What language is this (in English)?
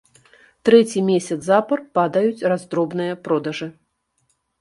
Belarusian